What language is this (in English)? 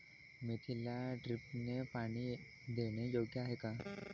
Marathi